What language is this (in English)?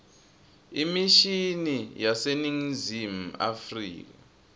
Swati